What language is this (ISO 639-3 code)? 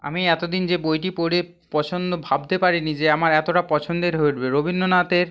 ben